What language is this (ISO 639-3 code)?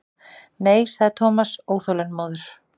isl